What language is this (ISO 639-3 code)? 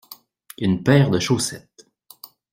fra